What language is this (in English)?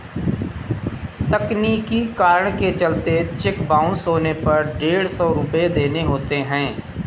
Hindi